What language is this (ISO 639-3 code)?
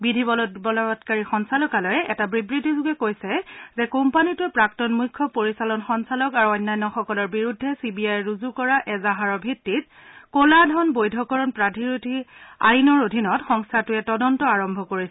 asm